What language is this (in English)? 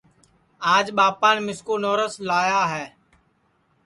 Sansi